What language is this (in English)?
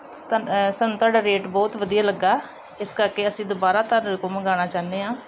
Punjabi